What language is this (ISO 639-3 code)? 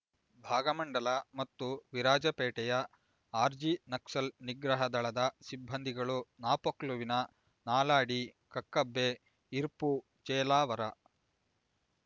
kan